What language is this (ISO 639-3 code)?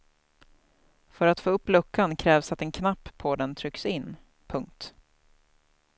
swe